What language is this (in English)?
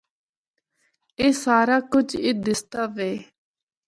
Northern Hindko